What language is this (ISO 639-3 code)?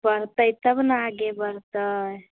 mai